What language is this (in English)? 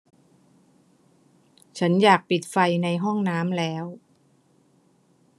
Thai